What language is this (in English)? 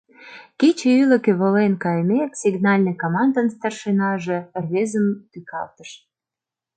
Mari